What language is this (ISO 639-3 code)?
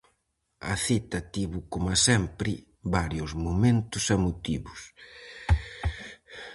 glg